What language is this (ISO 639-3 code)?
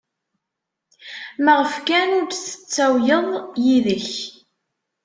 kab